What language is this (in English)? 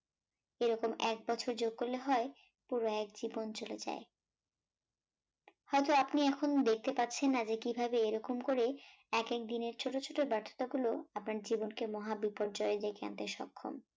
Bangla